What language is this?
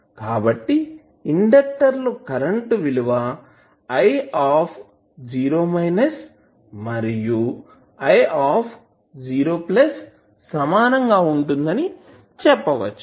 Telugu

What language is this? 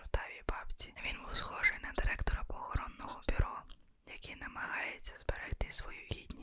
Ukrainian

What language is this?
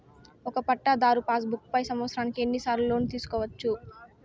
Telugu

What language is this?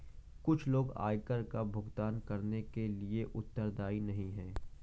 Hindi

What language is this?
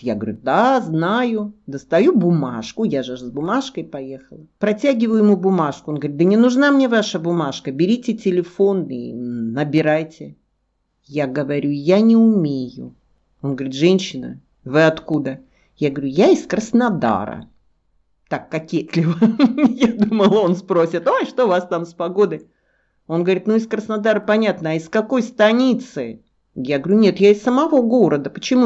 Russian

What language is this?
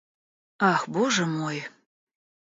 Russian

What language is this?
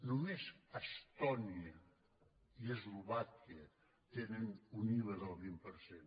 Catalan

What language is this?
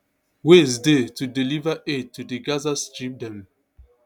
Nigerian Pidgin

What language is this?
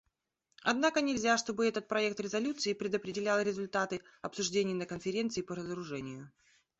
Russian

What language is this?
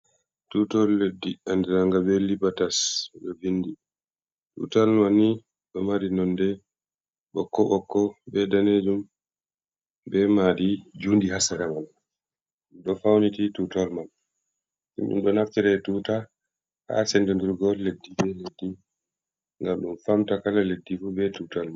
Fula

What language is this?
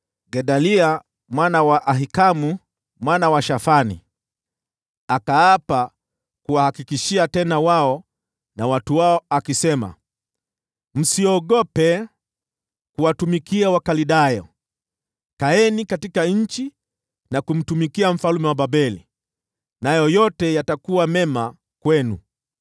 Swahili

